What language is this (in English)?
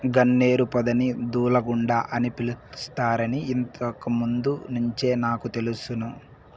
Telugu